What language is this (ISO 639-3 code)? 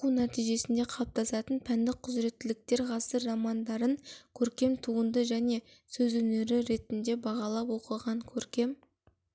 kaz